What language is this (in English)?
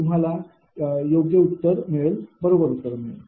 Marathi